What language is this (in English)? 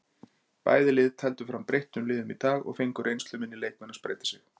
Icelandic